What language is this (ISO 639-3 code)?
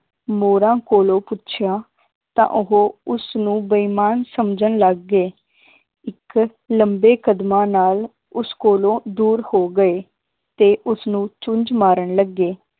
pan